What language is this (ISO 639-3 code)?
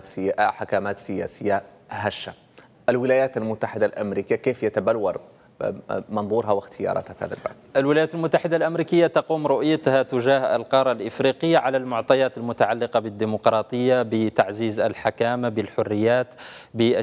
ara